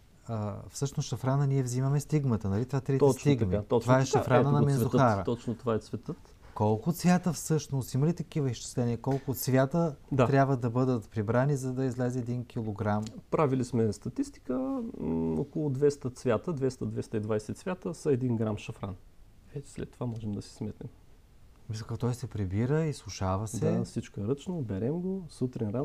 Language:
Bulgarian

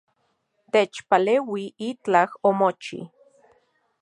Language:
Central Puebla Nahuatl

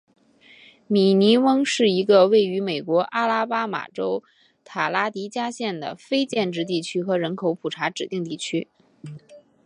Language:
Chinese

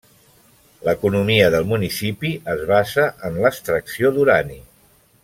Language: Catalan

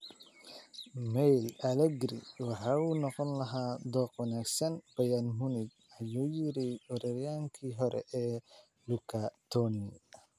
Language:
Somali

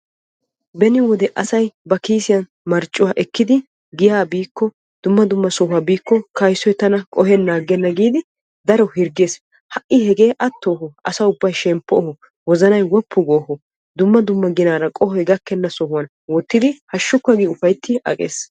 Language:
Wolaytta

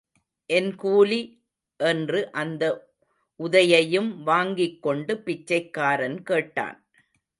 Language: Tamil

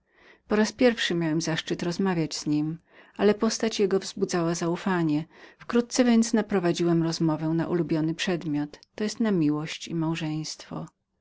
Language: Polish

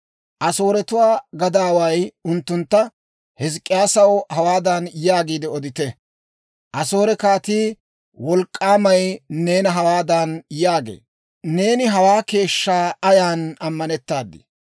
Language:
Dawro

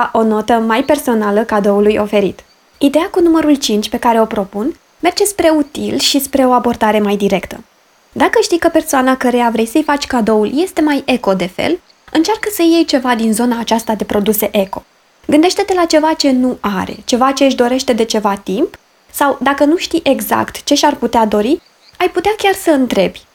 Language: Romanian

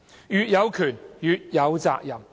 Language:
Cantonese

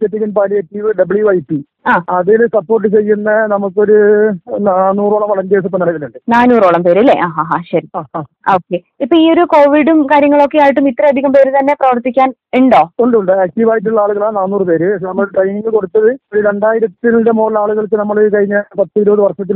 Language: Malayalam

